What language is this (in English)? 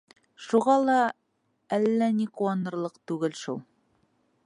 Bashkir